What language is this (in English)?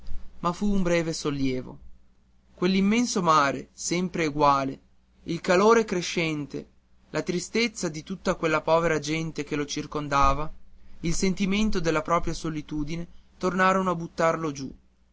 Italian